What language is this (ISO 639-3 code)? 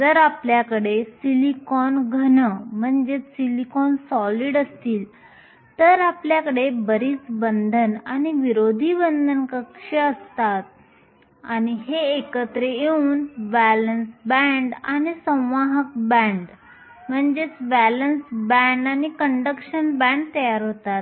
mar